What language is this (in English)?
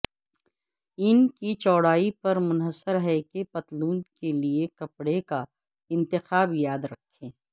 Urdu